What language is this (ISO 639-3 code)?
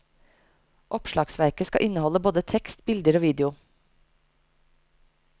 nor